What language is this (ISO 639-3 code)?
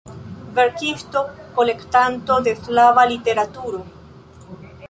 epo